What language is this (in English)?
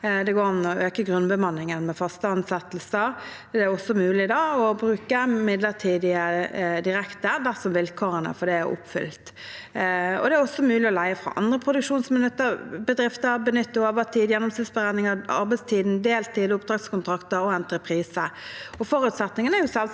Norwegian